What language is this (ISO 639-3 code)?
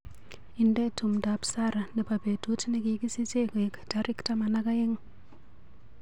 kln